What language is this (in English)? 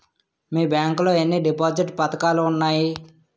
Telugu